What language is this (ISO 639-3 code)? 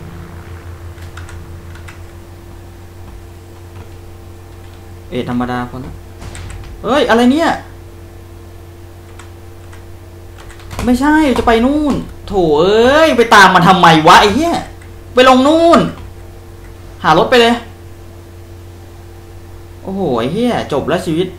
tha